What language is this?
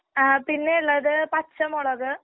Malayalam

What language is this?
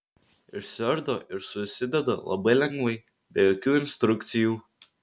Lithuanian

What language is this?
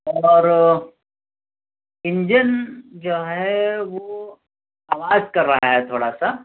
Urdu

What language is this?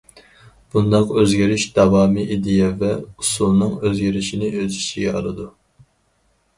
Uyghur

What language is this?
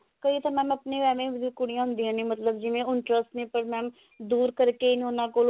Punjabi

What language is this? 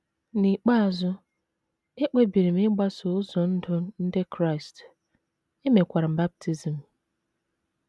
Igbo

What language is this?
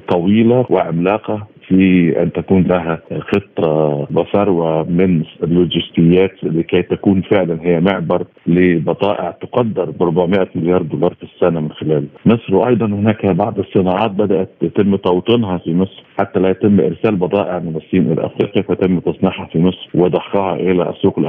Arabic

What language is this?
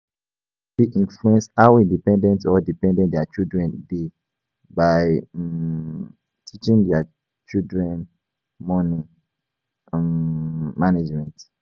Nigerian Pidgin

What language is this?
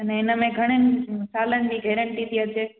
Sindhi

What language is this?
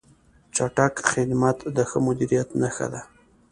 Pashto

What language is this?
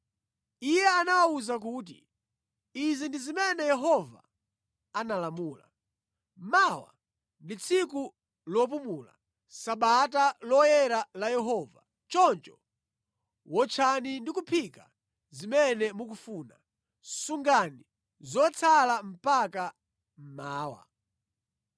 Nyanja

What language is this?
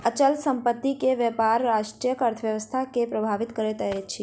Maithili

